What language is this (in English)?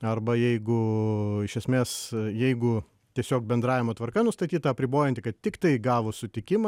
Lithuanian